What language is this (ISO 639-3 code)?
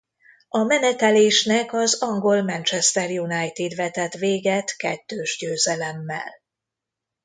hun